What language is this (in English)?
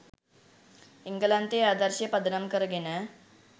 Sinhala